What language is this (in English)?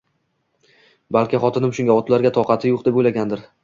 Uzbek